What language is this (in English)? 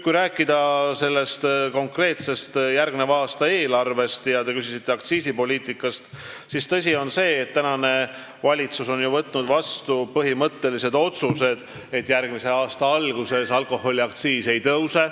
Estonian